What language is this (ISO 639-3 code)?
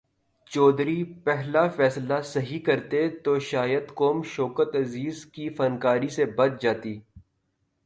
urd